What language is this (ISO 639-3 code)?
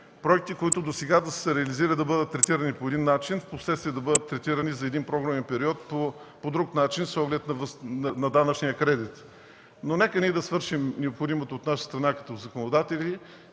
bul